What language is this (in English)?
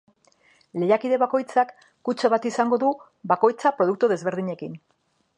Basque